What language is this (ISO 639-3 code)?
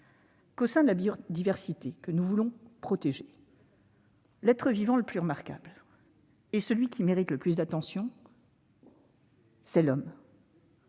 fra